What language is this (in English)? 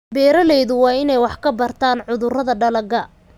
Somali